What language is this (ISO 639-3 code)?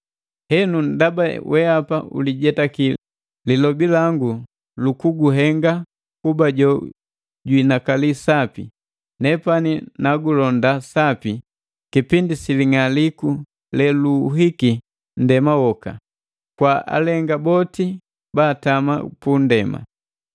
mgv